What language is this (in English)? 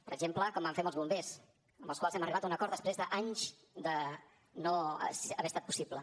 Catalan